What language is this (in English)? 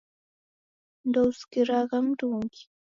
Taita